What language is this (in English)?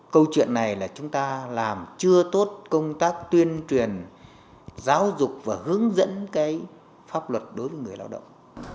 Vietnamese